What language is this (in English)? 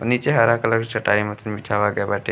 Bhojpuri